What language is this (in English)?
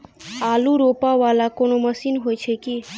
Maithili